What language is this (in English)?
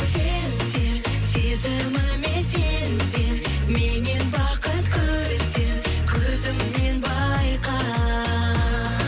Kazakh